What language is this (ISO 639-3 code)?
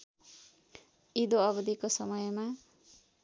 nep